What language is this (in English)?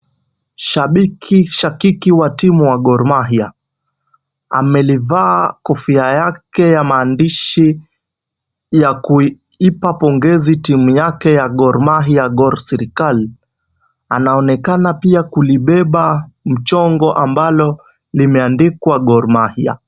Swahili